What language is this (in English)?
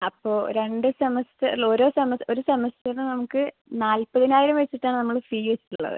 Malayalam